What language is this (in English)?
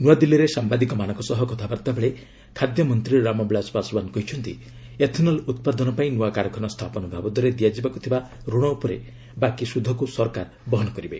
Odia